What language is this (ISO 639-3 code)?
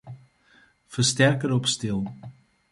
fry